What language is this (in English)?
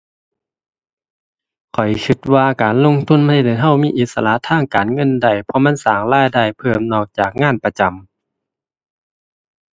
Thai